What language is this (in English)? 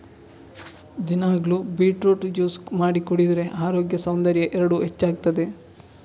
Kannada